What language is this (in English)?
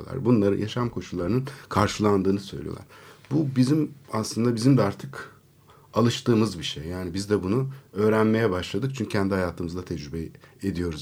Turkish